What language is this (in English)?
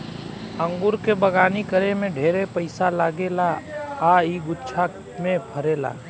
Bhojpuri